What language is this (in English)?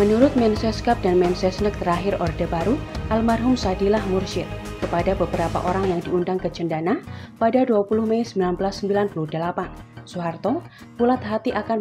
Indonesian